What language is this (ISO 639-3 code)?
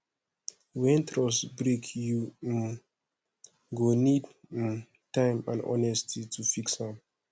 pcm